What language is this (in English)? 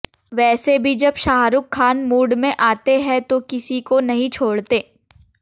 Hindi